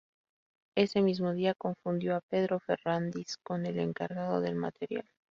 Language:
Spanish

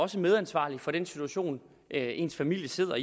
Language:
Danish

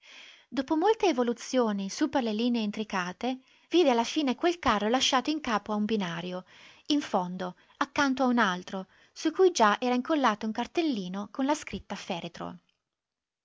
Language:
Italian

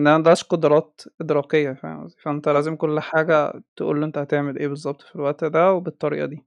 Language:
Arabic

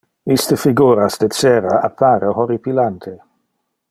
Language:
Interlingua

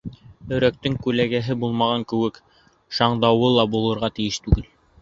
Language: Bashkir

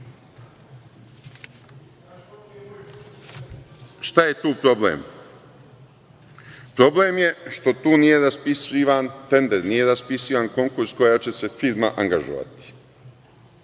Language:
Serbian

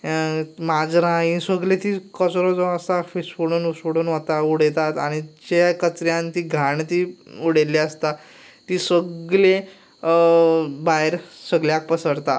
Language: Konkani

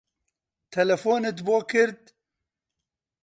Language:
Central Kurdish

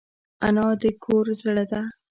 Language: Pashto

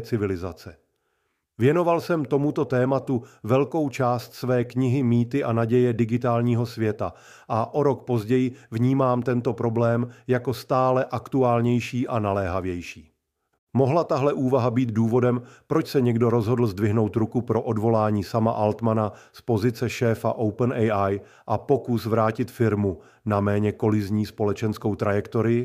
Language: Czech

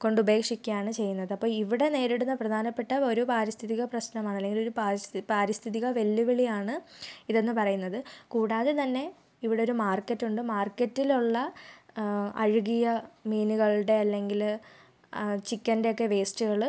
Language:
Malayalam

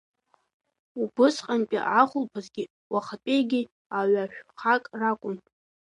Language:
Abkhazian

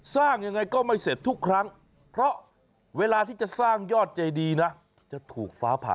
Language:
Thai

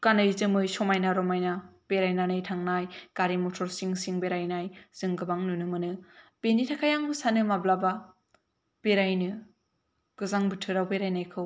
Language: Bodo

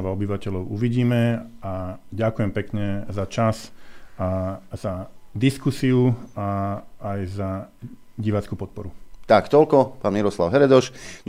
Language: Slovak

